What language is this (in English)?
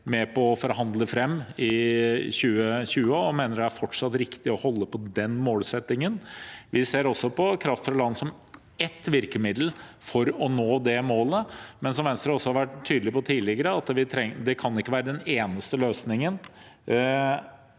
Norwegian